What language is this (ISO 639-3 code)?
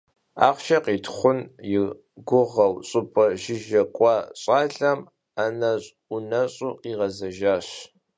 kbd